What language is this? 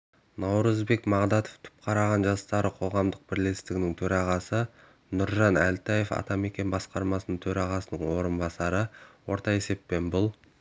Kazakh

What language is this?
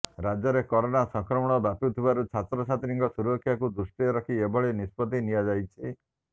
Odia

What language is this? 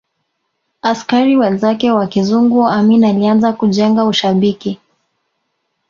Swahili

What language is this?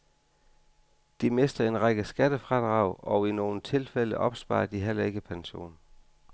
Danish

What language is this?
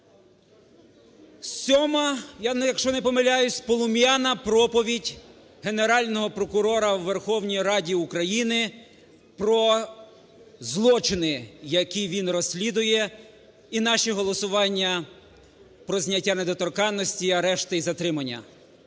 Ukrainian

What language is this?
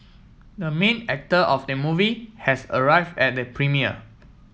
English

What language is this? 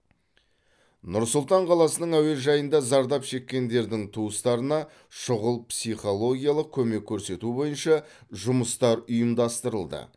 Kazakh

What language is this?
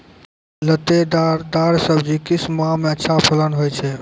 Maithili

